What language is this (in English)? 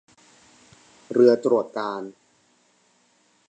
Thai